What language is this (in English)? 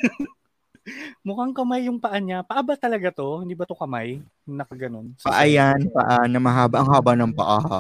Filipino